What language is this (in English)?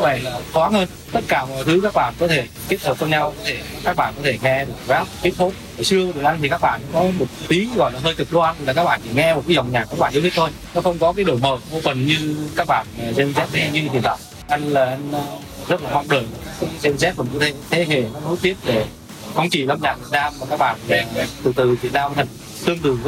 Vietnamese